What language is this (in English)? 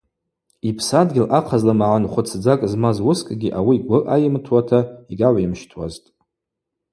Abaza